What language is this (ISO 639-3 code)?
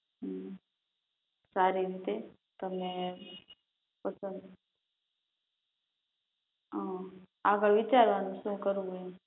guj